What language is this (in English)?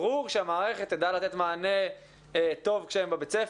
Hebrew